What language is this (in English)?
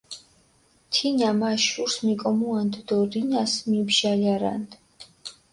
Mingrelian